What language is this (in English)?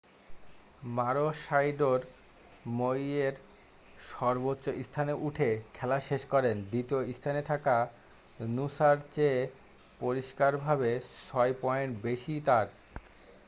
Bangla